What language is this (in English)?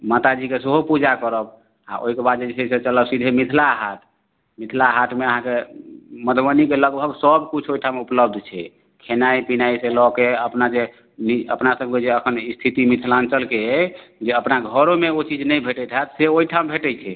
Maithili